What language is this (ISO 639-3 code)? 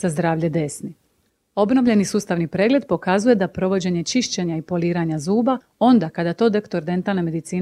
hrv